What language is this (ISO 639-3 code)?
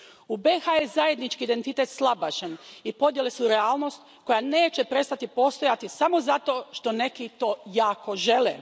hrv